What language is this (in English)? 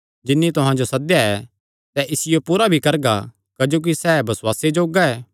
Kangri